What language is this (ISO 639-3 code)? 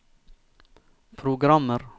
nor